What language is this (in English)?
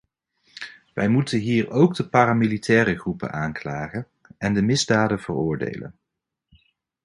Dutch